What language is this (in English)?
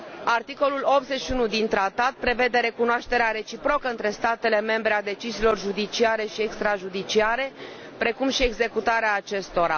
Romanian